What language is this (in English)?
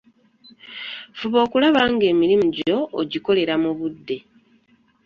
Ganda